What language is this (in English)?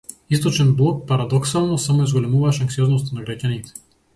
Macedonian